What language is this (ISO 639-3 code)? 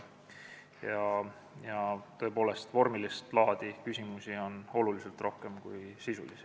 est